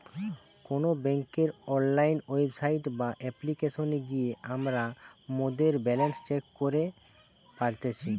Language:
Bangla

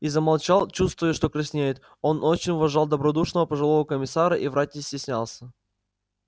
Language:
Russian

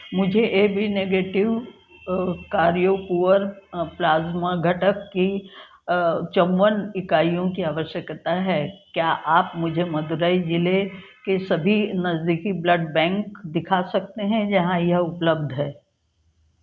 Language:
Hindi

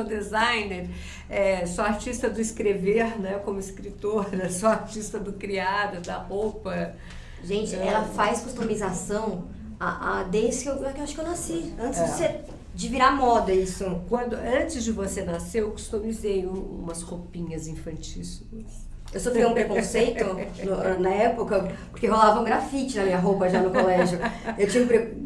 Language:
Portuguese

